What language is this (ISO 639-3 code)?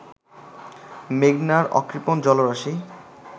ben